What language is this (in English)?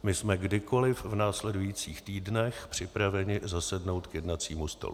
Czech